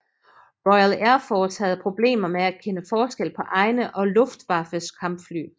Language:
Danish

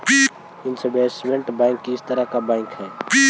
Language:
Magahi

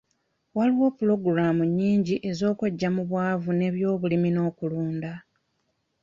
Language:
Ganda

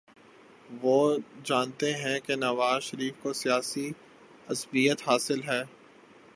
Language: Urdu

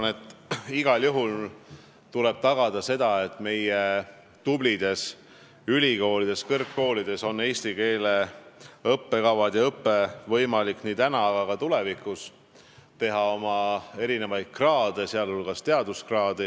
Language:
Estonian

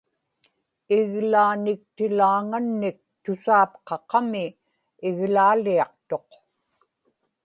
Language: Inupiaq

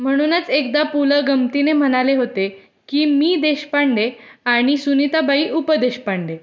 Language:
Marathi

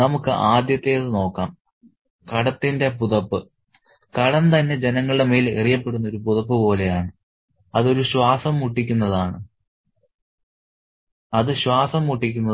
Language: Malayalam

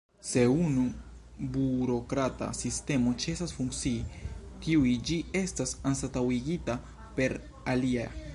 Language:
Esperanto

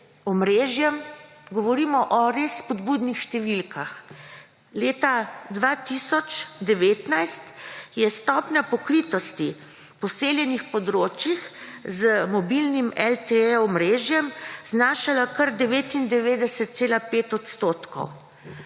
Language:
Slovenian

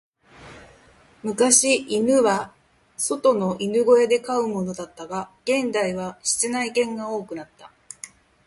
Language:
Japanese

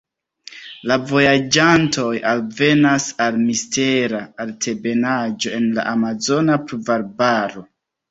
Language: Esperanto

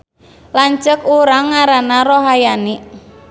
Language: Sundanese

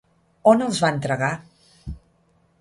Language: Catalan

